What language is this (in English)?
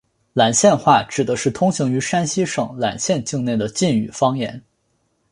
Chinese